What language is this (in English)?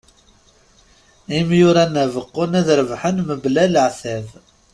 Kabyle